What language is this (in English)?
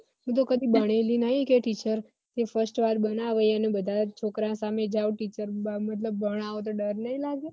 Gujarati